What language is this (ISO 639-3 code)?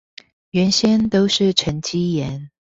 zho